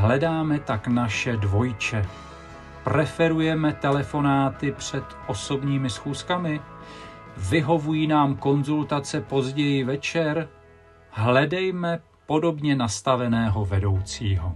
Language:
Czech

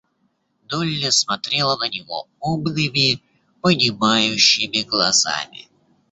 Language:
Russian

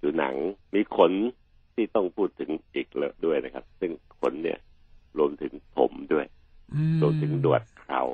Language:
Thai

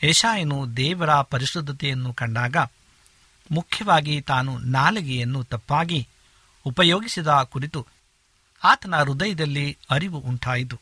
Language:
Kannada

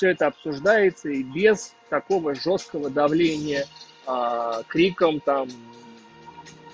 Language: Russian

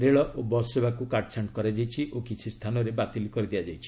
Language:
Odia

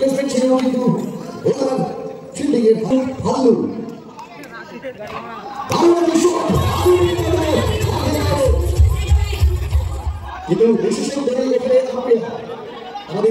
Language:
Bangla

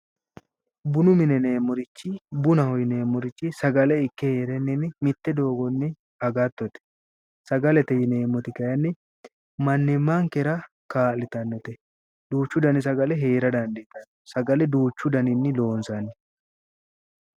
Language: Sidamo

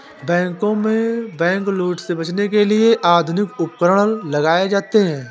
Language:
Hindi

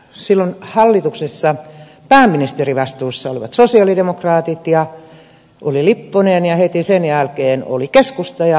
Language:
Finnish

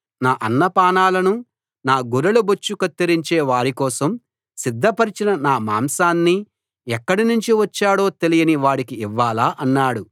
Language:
Telugu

